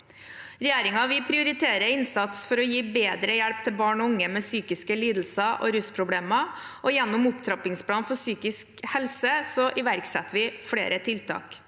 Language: Norwegian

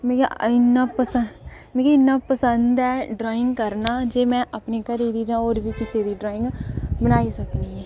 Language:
Dogri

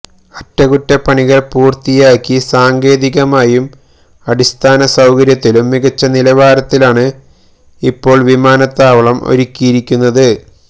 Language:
Malayalam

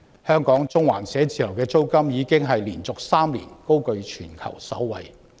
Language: Cantonese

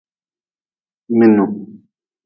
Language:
Nawdm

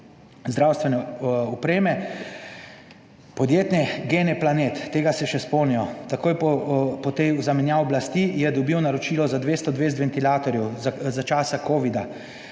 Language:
Slovenian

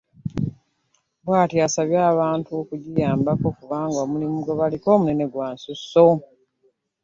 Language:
Ganda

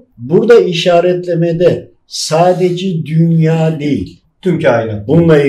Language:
Turkish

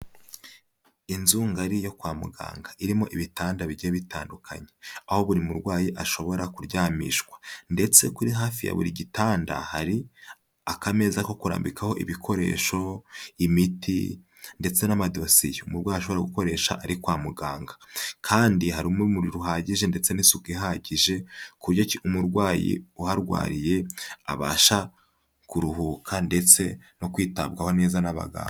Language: Kinyarwanda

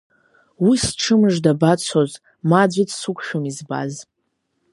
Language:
Abkhazian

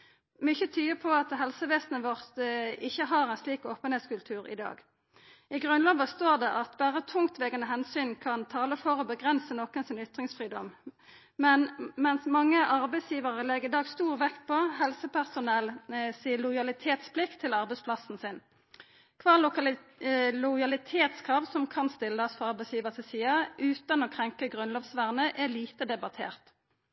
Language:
Norwegian Nynorsk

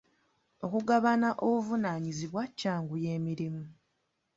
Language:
Ganda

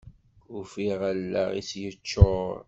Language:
Kabyle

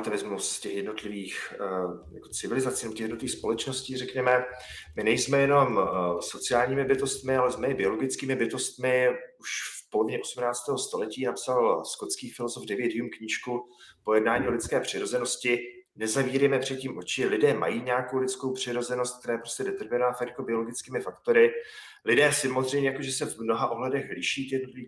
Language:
Czech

